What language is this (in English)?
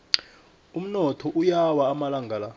South Ndebele